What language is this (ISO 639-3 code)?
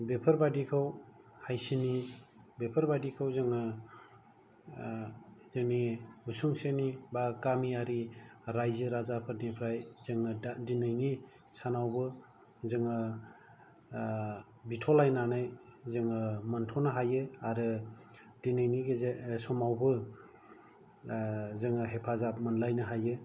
brx